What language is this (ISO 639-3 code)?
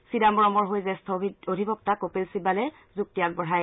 asm